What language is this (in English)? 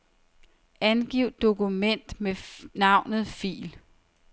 Danish